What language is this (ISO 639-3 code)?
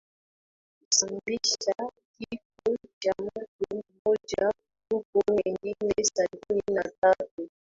swa